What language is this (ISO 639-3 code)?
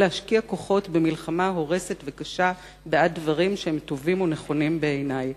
heb